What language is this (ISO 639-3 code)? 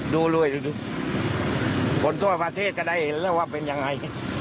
tha